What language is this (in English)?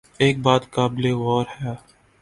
Urdu